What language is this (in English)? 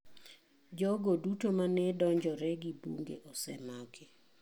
Luo (Kenya and Tanzania)